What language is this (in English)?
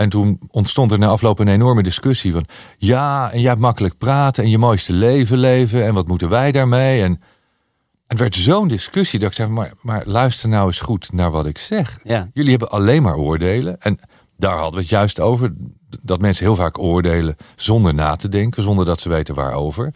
Dutch